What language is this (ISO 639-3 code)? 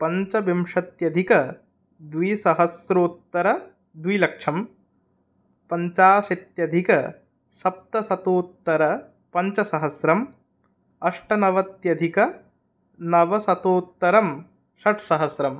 san